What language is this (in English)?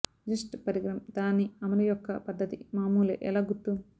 Telugu